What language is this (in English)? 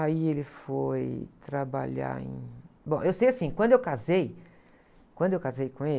Portuguese